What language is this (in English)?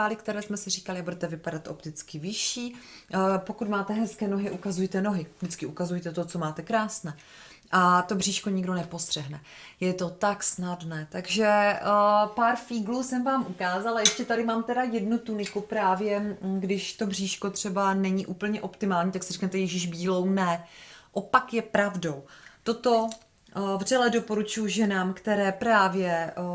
Czech